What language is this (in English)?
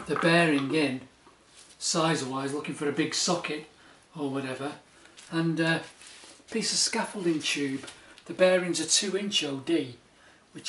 English